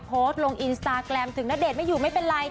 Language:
Thai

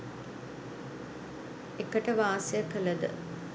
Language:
Sinhala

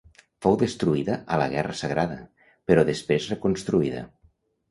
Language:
Catalan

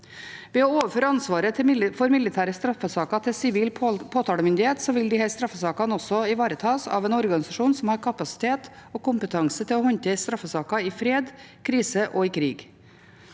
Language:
Norwegian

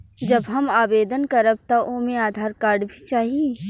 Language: Bhojpuri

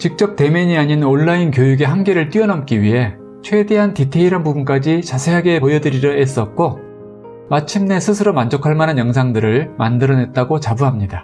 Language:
Korean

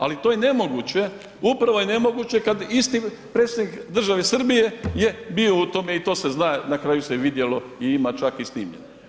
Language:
Croatian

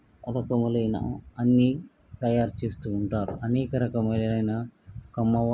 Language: Telugu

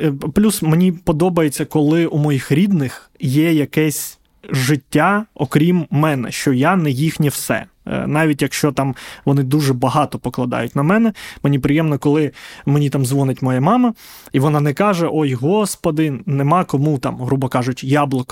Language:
Ukrainian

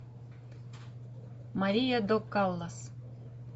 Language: Russian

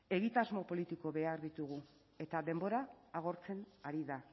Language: Basque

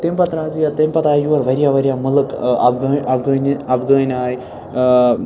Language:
Kashmiri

